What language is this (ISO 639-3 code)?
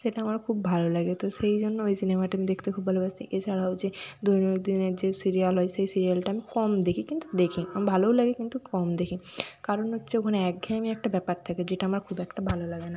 ben